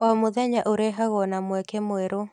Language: Kikuyu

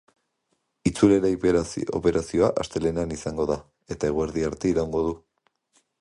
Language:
Basque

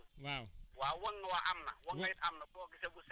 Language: Wolof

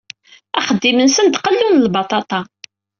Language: Kabyle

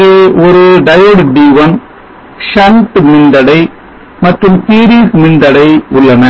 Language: Tamil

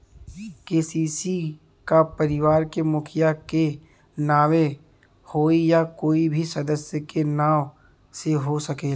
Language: Bhojpuri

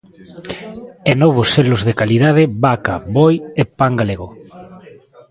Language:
Galician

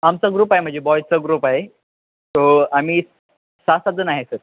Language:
Marathi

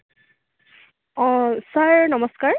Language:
Assamese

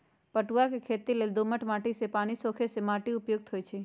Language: Magahi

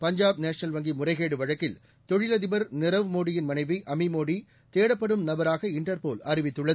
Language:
Tamil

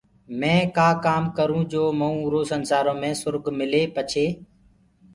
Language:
Gurgula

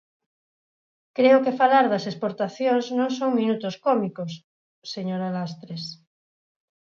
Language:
Galician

